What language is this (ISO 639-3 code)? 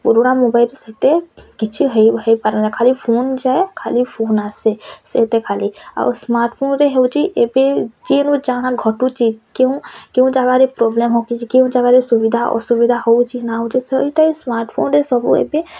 ori